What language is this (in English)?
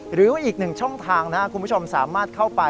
Thai